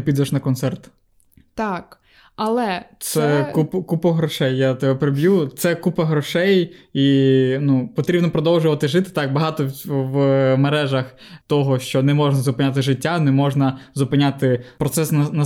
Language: Ukrainian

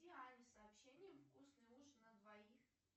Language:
Russian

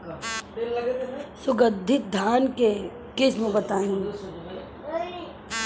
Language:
Bhojpuri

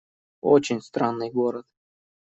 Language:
Russian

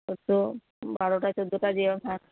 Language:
Bangla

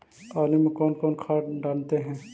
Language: Magahi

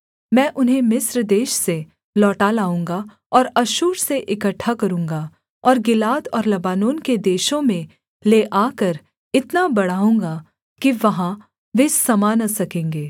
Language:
Hindi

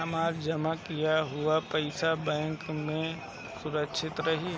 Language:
Bhojpuri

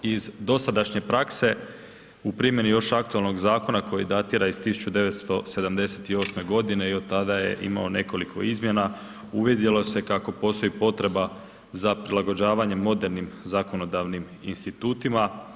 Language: Croatian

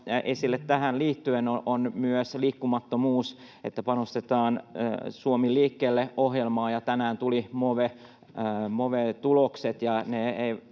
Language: Finnish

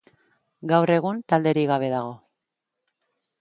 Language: Basque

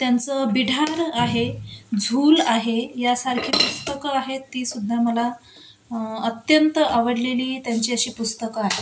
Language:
Marathi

